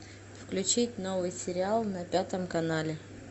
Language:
Russian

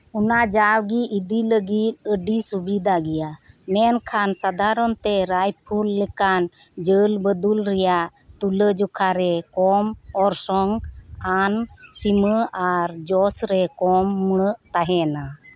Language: Santali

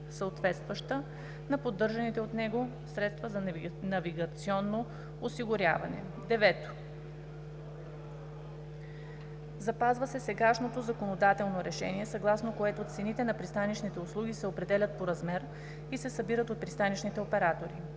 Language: Bulgarian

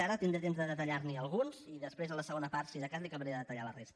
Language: Catalan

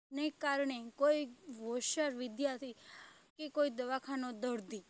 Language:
Gujarati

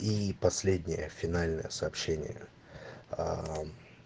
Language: Russian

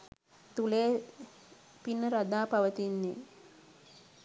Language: Sinhala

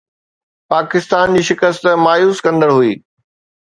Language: Sindhi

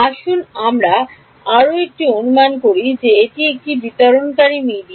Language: Bangla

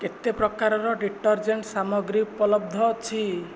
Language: Odia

